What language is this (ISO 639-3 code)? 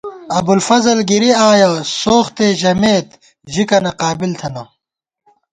gwt